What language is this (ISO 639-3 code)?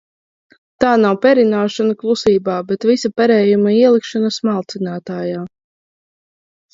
lav